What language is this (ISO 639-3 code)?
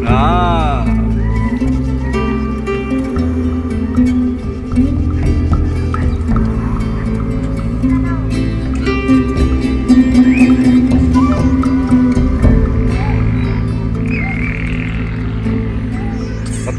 ind